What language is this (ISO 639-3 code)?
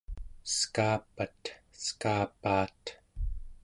esu